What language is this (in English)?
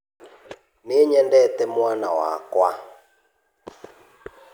Kikuyu